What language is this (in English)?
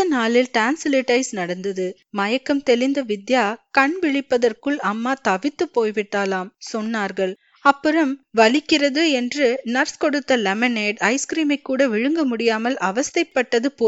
Tamil